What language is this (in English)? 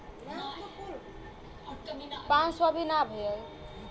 Bhojpuri